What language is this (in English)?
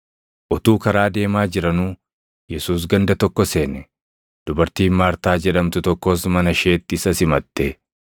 Oromo